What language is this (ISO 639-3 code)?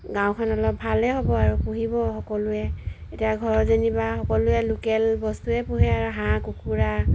asm